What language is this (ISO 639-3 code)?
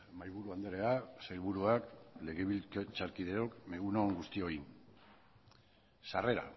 eus